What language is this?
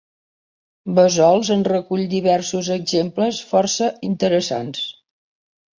Catalan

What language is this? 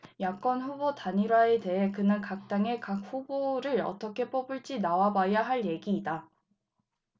Korean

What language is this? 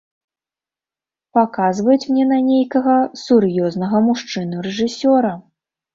Belarusian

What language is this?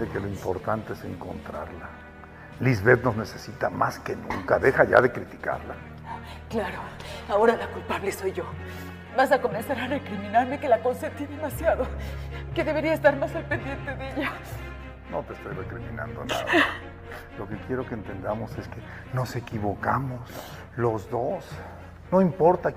Spanish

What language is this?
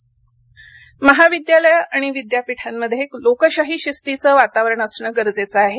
Marathi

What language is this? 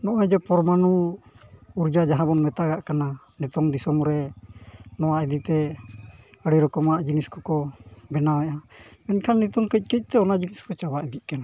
Santali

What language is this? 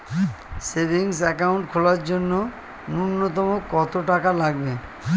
Bangla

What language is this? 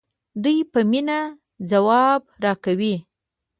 Pashto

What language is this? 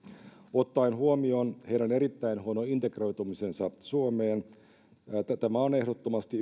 Finnish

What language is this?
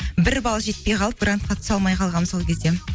Kazakh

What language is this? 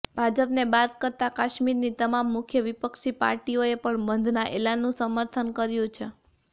Gujarati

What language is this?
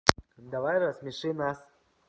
Russian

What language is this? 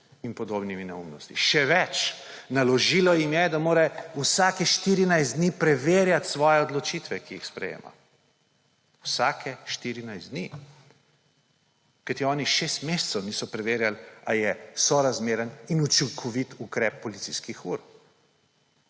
Slovenian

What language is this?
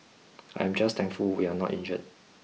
English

